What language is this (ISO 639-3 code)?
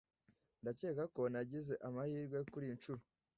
kin